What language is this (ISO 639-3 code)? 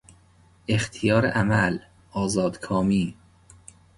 fas